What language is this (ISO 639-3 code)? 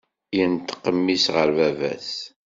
kab